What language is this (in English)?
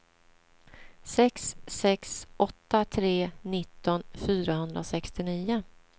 Swedish